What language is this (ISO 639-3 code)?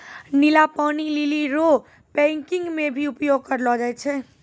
mai